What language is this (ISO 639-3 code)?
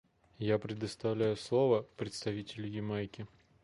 rus